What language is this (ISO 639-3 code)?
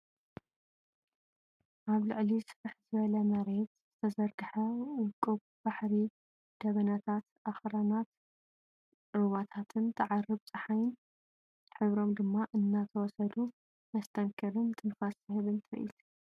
tir